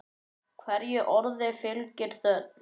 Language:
Icelandic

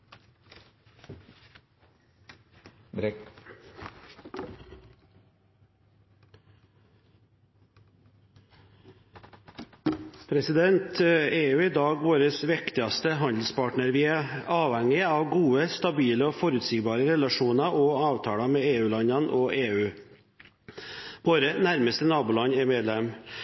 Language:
Norwegian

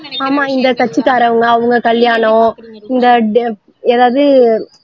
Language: Tamil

